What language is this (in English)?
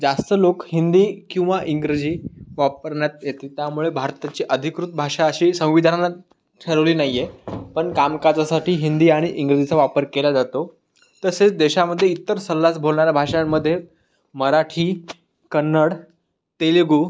Marathi